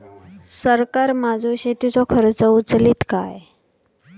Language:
Marathi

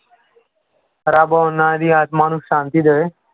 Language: Punjabi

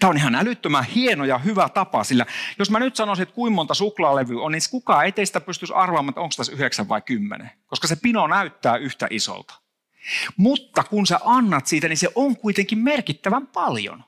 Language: Finnish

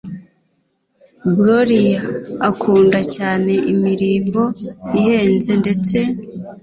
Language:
Kinyarwanda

